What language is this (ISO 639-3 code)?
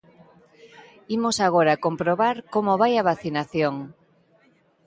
glg